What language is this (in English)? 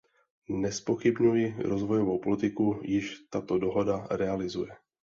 Czech